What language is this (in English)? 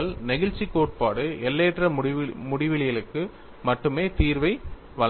Tamil